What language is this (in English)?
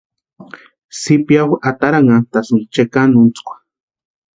Western Highland Purepecha